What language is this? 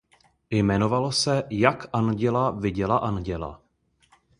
Czech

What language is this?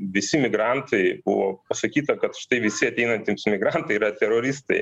Lithuanian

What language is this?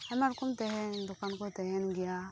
Santali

